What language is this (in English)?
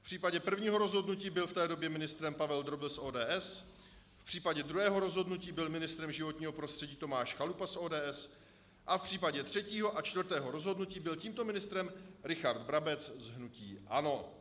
Czech